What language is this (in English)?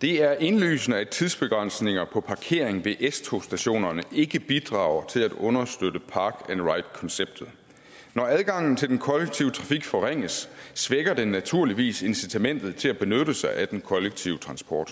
Danish